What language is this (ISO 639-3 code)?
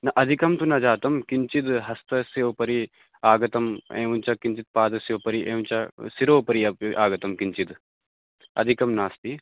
san